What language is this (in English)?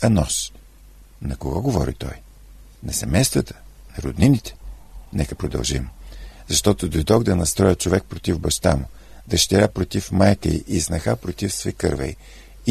Bulgarian